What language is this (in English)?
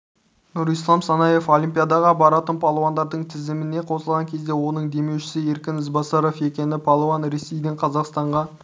Kazakh